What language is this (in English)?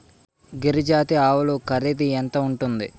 Telugu